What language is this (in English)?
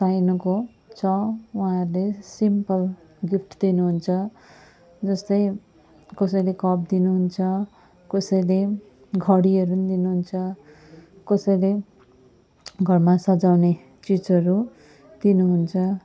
Nepali